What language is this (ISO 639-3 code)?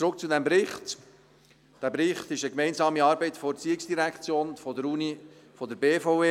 gsw